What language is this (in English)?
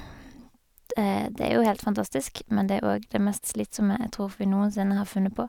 Norwegian